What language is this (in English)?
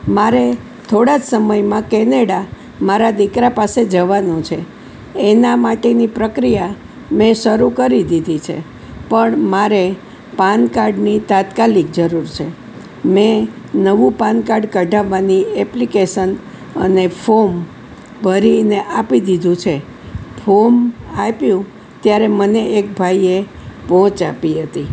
Gujarati